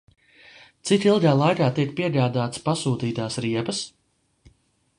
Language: Latvian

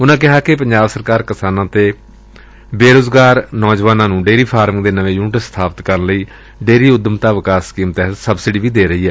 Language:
Punjabi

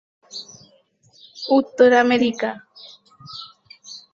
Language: Bangla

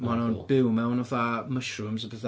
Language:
Welsh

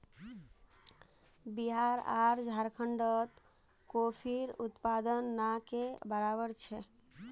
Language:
Magahi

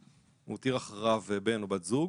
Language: Hebrew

